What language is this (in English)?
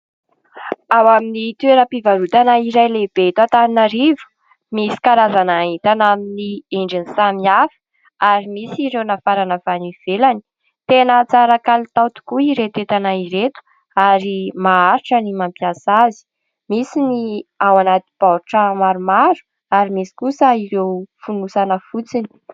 Malagasy